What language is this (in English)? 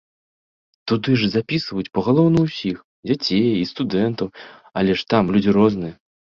Belarusian